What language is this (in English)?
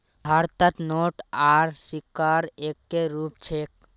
Magahi